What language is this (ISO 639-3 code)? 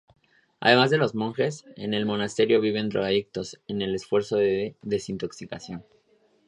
spa